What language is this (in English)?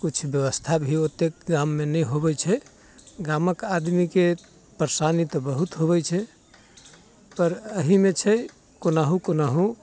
Maithili